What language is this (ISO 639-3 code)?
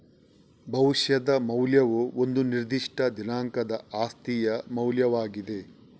kan